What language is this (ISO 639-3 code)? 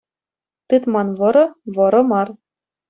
chv